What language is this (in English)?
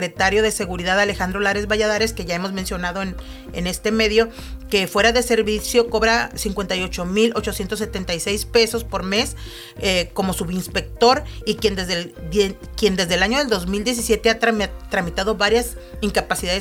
Spanish